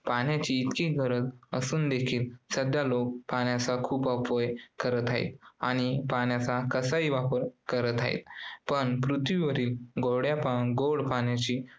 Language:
Marathi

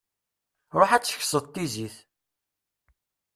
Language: Kabyle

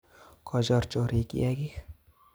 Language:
Kalenjin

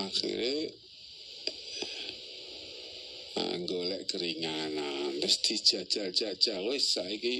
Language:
Indonesian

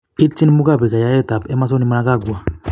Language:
Kalenjin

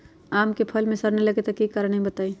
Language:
Magahi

